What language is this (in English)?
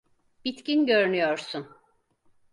Turkish